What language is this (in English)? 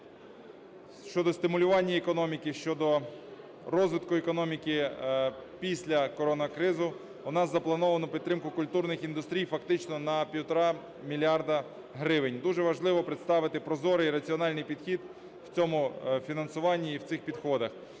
Ukrainian